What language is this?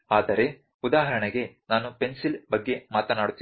Kannada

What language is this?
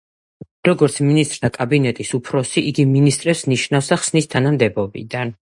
Georgian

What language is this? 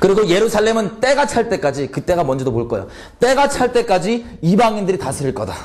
Korean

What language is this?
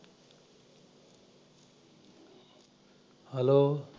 Punjabi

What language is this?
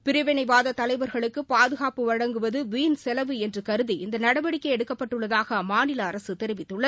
Tamil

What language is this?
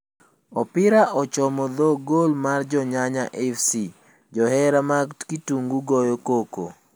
Luo (Kenya and Tanzania)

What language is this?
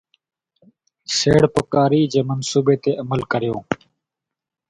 Sindhi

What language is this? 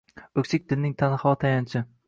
Uzbek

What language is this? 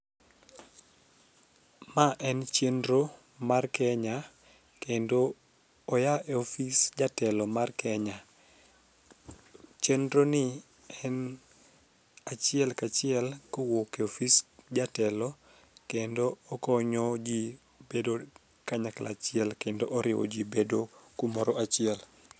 Luo (Kenya and Tanzania)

